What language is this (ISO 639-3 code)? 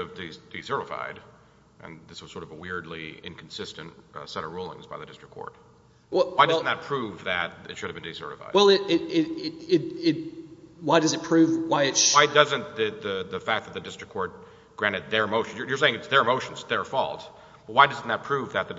eng